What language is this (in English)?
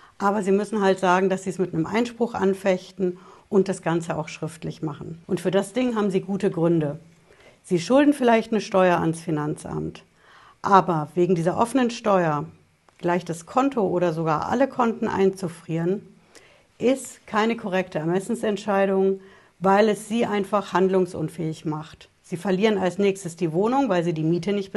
German